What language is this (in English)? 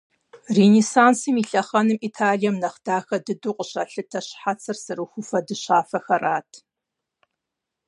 Kabardian